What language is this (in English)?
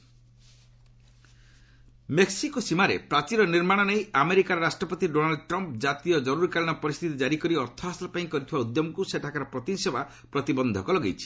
Odia